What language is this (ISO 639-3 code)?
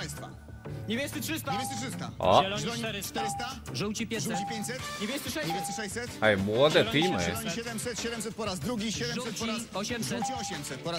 pol